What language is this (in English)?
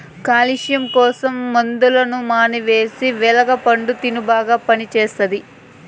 Telugu